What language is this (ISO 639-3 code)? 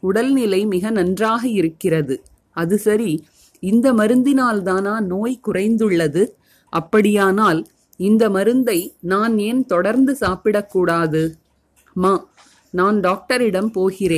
tam